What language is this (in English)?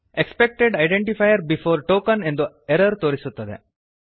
Kannada